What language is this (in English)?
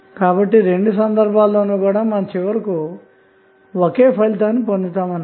Telugu